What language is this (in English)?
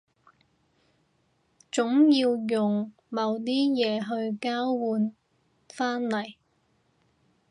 Cantonese